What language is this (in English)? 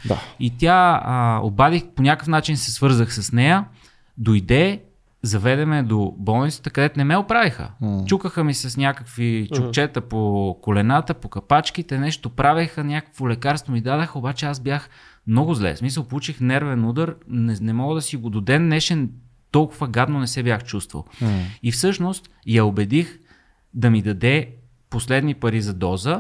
Bulgarian